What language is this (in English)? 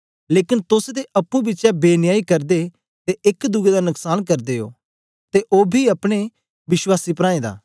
Dogri